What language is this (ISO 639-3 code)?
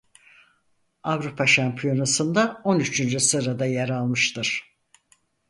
tur